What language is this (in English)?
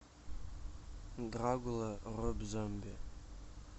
Russian